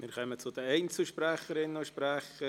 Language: Swiss German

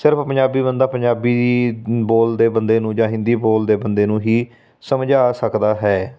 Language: Punjabi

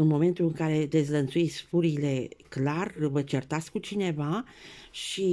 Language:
Romanian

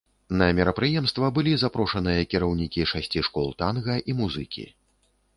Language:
Belarusian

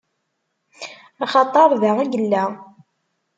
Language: Kabyle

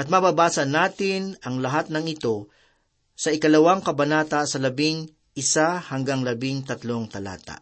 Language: Filipino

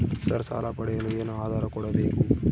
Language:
Kannada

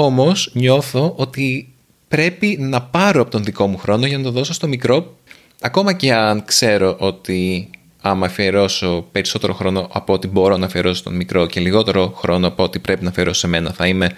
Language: Greek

